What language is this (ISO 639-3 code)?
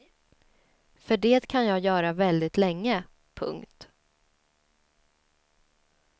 swe